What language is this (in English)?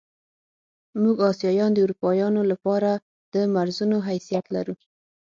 Pashto